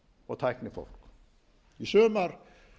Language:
Icelandic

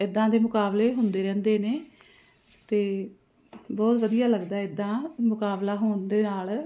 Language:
Punjabi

